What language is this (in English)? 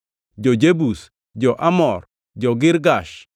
Luo (Kenya and Tanzania)